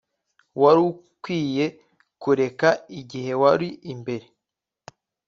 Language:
Kinyarwanda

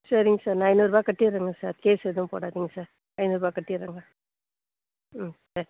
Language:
Tamil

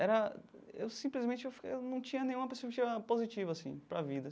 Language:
Portuguese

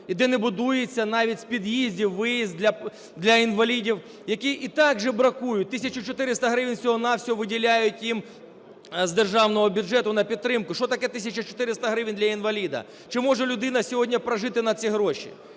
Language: Ukrainian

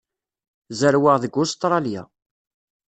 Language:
Kabyle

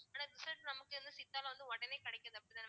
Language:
Tamil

